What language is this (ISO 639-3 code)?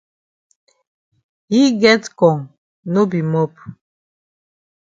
wes